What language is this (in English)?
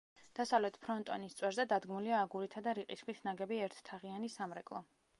Georgian